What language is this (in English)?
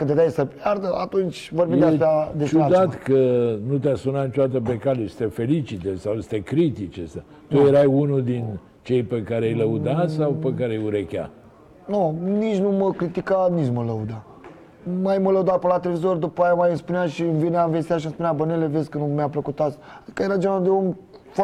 Romanian